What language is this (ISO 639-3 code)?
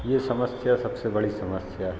hin